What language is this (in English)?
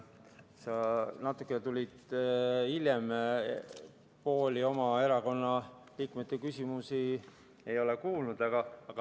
Estonian